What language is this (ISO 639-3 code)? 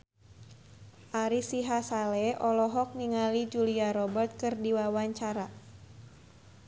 sun